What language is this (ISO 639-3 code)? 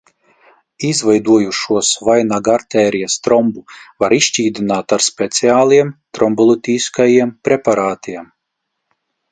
lav